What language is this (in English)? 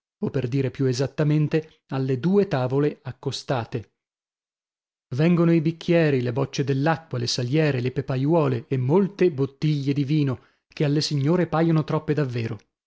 Italian